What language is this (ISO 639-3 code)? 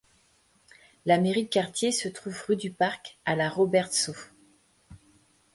fra